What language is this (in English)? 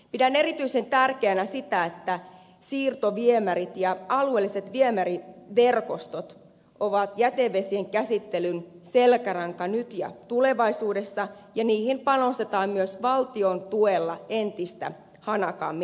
Finnish